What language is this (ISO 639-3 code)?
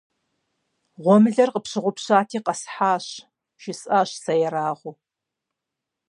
kbd